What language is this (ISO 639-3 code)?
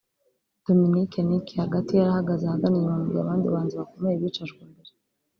kin